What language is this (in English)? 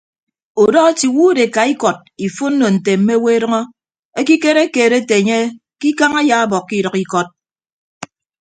Ibibio